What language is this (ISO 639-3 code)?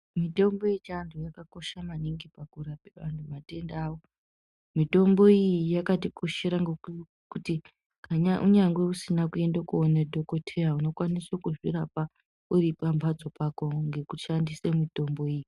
ndc